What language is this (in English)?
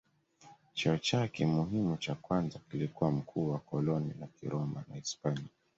Swahili